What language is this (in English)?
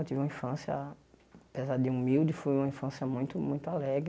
Portuguese